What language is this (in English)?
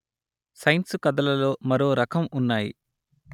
Telugu